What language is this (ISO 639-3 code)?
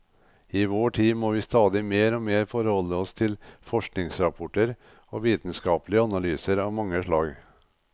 nor